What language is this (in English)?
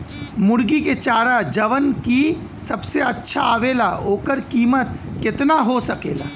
Bhojpuri